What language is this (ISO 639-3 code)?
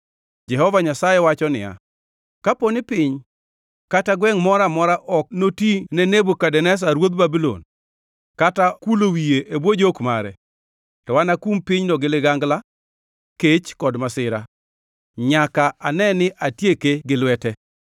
luo